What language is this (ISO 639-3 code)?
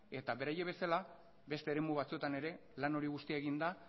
eus